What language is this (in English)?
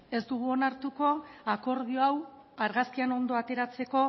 Basque